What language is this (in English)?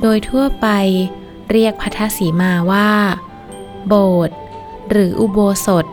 Thai